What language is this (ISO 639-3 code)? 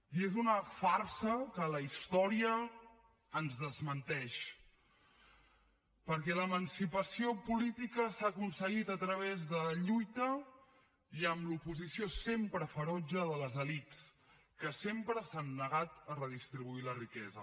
cat